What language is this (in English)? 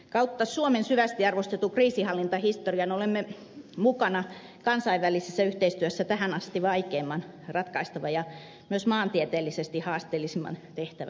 Finnish